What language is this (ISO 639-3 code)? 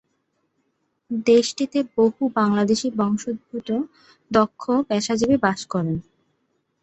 ben